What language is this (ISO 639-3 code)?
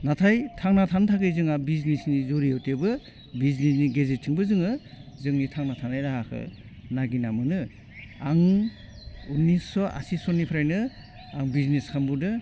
brx